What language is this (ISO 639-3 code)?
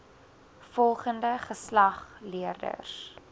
afr